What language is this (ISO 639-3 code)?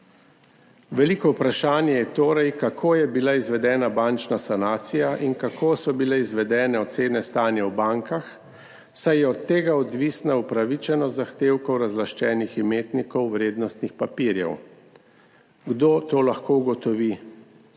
slv